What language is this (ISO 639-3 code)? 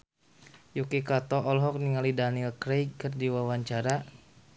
sun